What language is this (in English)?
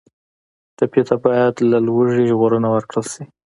Pashto